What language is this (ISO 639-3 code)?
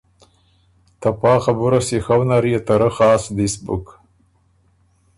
oru